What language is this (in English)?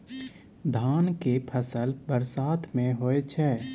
Maithili